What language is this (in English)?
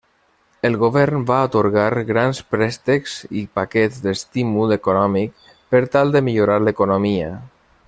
Catalan